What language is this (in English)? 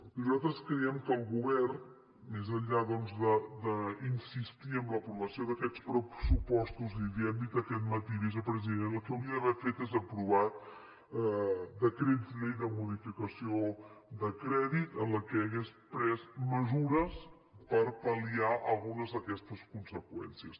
Catalan